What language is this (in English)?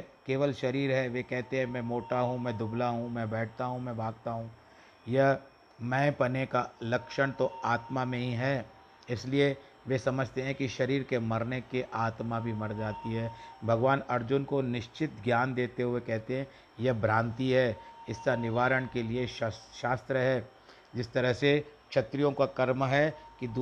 Hindi